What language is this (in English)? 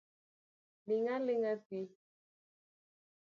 Luo (Kenya and Tanzania)